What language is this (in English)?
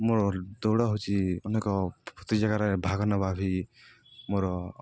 Odia